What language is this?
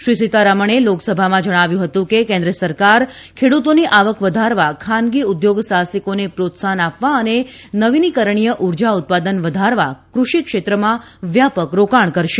Gujarati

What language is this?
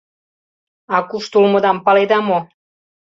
Mari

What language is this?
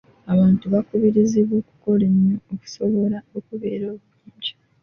Ganda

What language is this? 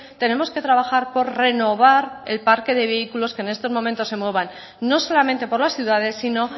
Spanish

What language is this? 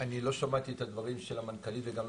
Hebrew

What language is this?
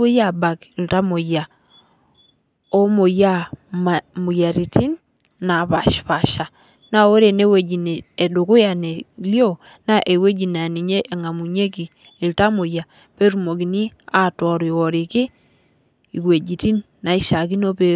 Masai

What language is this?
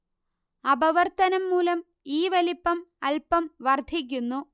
Malayalam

